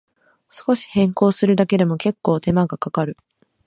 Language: Japanese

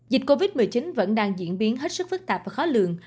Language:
Vietnamese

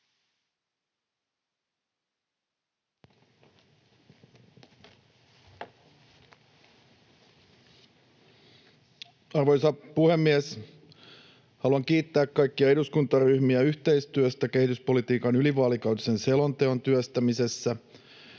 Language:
Finnish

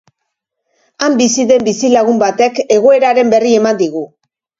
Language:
Basque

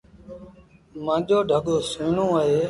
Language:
Sindhi Bhil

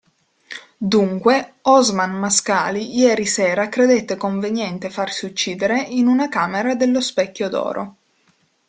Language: Italian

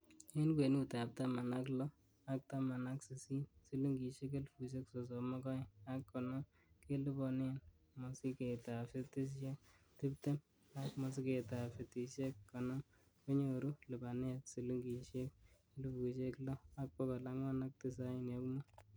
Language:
Kalenjin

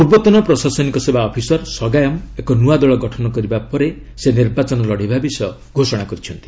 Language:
Odia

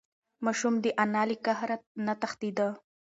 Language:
Pashto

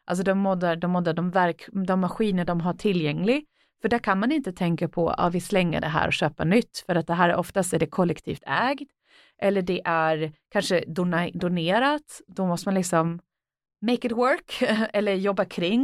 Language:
Swedish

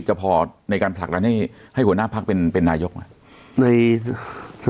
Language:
Thai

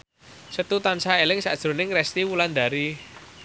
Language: Javanese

